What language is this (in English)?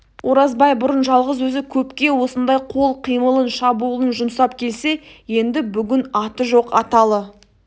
Kazakh